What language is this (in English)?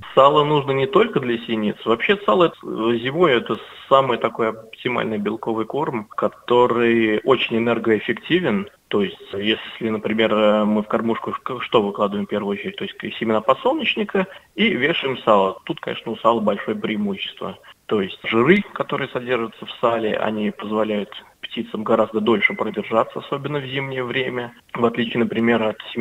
Russian